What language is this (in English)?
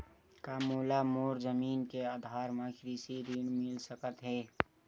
Chhattisgarhi